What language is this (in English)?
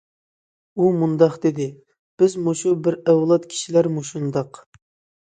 Uyghur